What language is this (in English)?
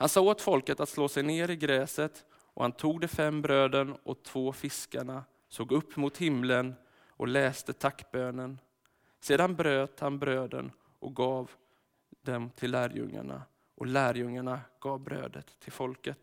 Swedish